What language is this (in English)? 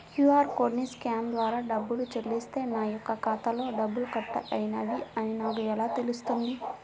Telugu